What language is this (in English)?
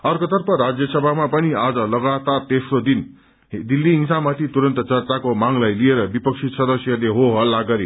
Nepali